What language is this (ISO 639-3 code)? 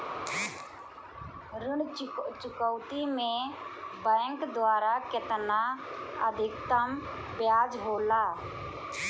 bho